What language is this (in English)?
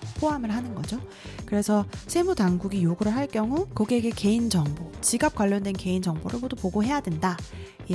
Korean